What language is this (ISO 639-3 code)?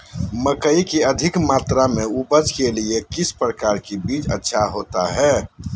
mag